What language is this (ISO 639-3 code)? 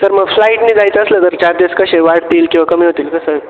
mar